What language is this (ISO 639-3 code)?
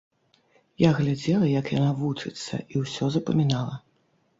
bel